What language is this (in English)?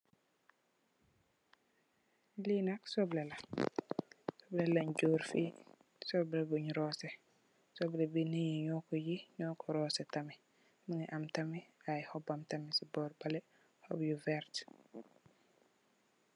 Wolof